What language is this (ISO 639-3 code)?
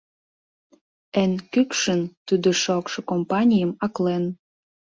chm